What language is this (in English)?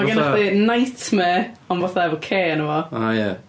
Welsh